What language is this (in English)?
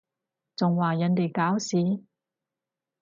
Cantonese